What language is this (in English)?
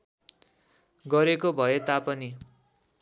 Nepali